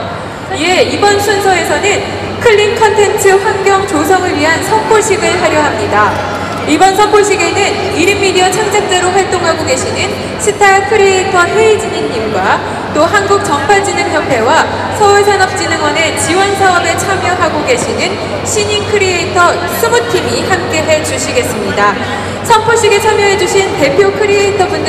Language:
Korean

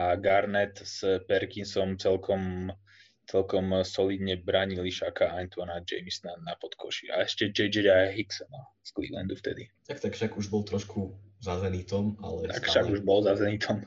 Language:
Slovak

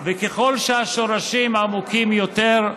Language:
Hebrew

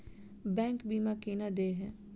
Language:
Maithili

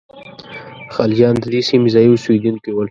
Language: Pashto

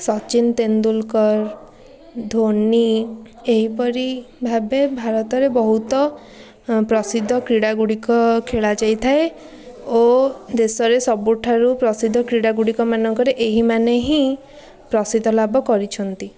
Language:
Odia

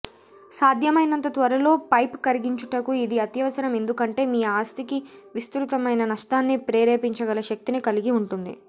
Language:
Telugu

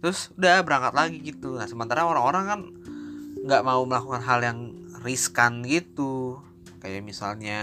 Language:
Indonesian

